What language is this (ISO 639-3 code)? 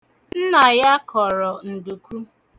ibo